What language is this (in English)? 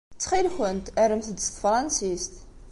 Kabyle